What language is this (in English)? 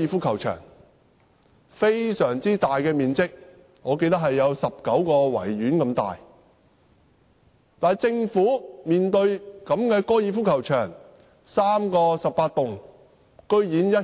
Cantonese